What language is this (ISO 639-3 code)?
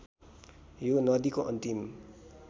nep